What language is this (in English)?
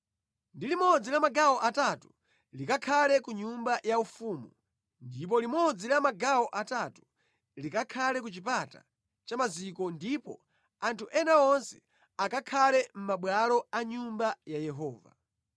Nyanja